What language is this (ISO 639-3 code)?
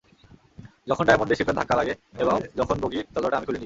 ben